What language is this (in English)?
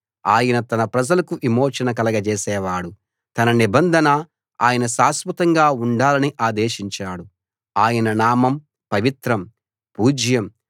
Telugu